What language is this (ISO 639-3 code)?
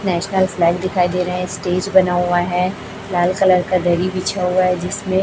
hin